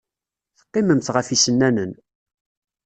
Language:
Kabyle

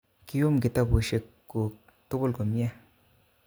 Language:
Kalenjin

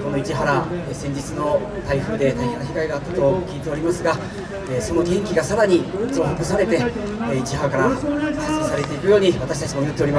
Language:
Japanese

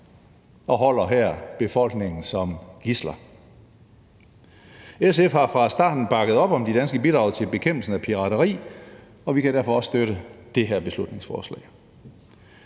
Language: Danish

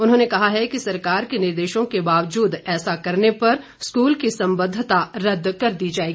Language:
Hindi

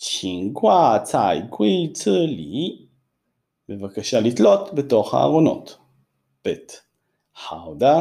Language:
Hebrew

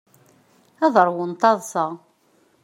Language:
Kabyle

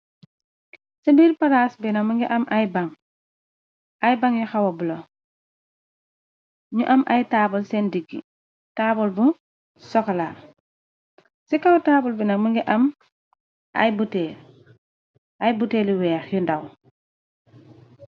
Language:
Wolof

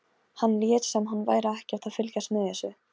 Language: Icelandic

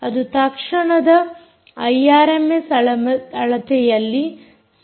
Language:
Kannada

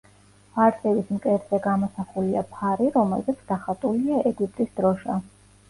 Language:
Georgian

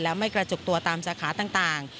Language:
Thai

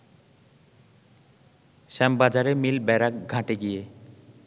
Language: Bangla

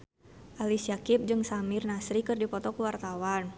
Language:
Sundanese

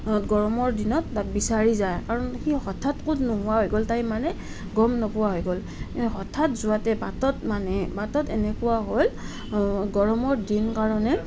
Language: Assamese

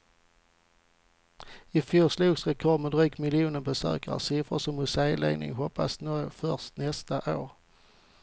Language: Swedish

